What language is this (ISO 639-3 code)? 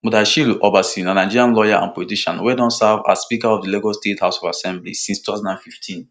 pcm